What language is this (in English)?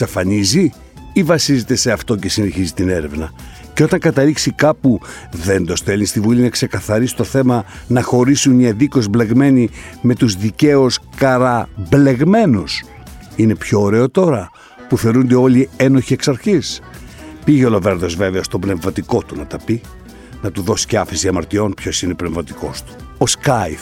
Greek